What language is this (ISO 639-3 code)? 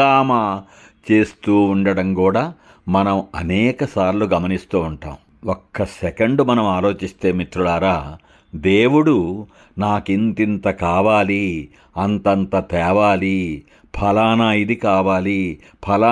tel